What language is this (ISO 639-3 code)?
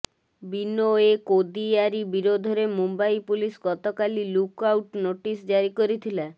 ori